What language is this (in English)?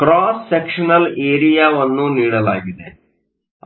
Kannada